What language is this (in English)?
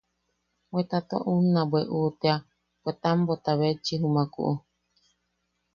Yaqui